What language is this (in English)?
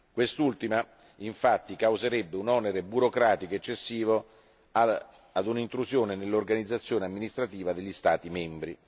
Italian